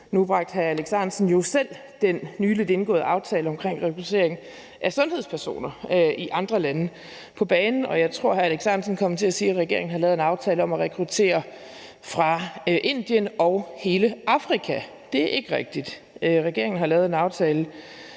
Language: Danish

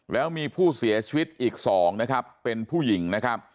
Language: Thai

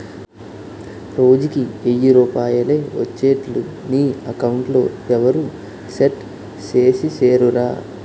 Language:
Telugu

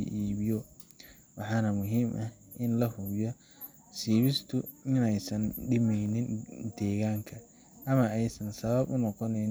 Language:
Somali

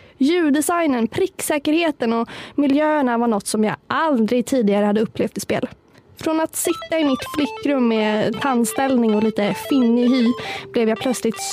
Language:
Swedish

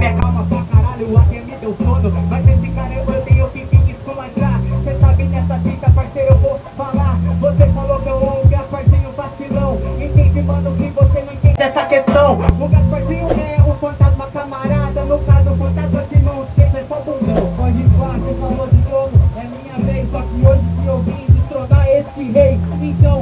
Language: Portuguese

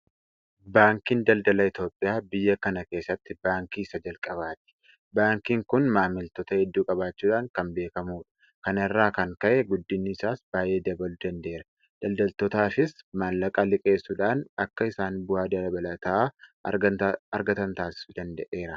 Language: Oromo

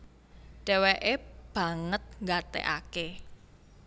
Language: Javanese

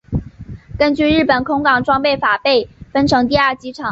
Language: Chinese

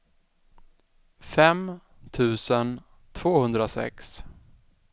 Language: Swedish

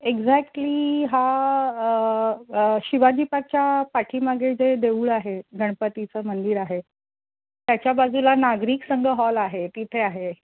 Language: Marathi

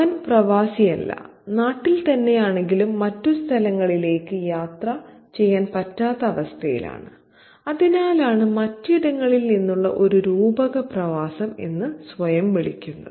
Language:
Malayalam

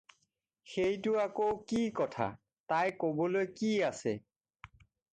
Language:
Assamese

